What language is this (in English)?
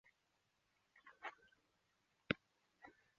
Chinese